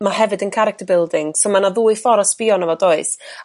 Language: Welsh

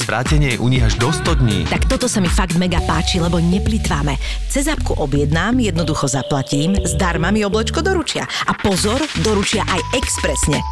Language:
Slovak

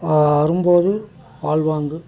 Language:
Tamil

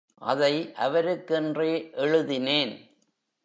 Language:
Tamil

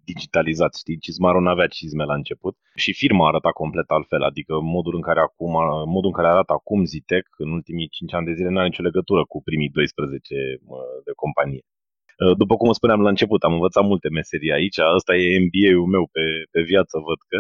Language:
Romanian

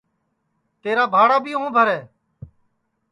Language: Sansi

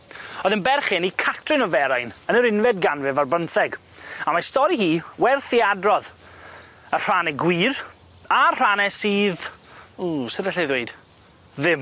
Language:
Welsh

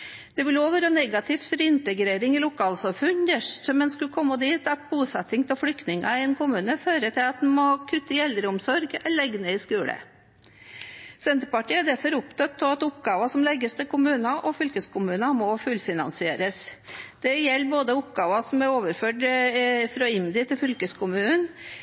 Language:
Norwegian Bokmål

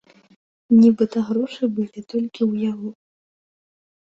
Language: Belarusian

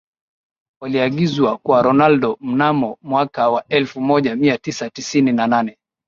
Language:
Swahili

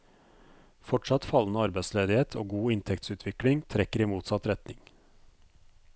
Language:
Norwegian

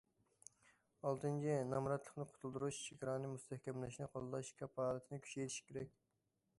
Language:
Uyghur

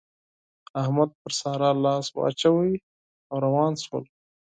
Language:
Pashto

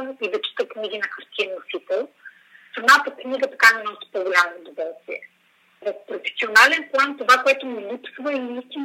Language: Bulgarian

